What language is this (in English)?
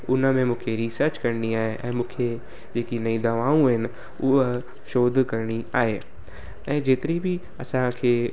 Sindhi